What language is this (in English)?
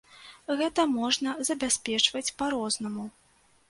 Belarusian